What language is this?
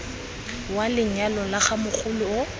Tswana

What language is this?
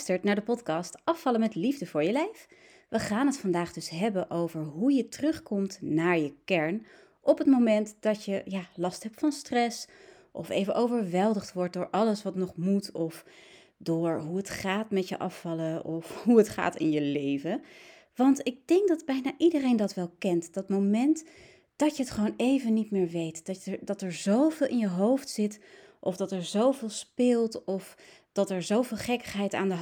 Dutch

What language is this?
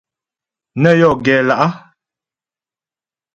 Ghomala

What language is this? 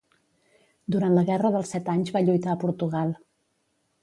Catalan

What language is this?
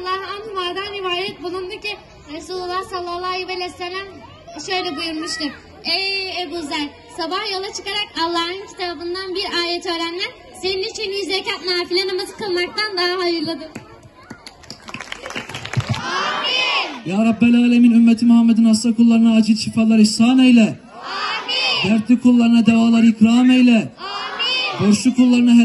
Turkish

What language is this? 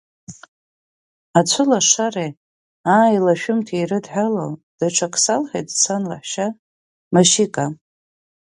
Abkhazian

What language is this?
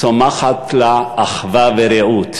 Hebrew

